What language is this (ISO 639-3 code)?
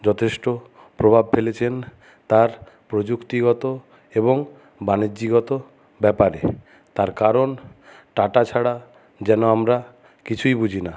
ben